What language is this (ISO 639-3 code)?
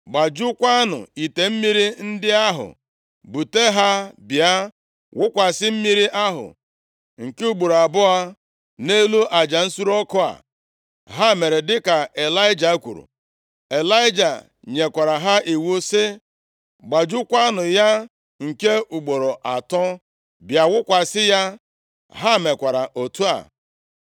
ibo